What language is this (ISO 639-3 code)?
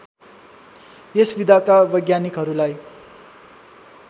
nep